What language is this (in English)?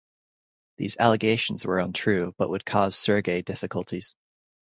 English